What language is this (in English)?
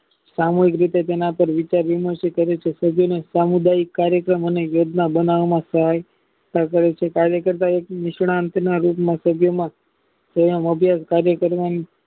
Gujarati